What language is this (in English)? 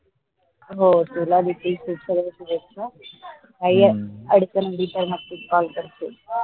Marathi